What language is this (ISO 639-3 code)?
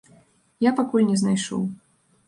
bel